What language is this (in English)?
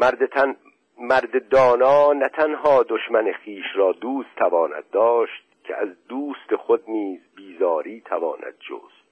Persian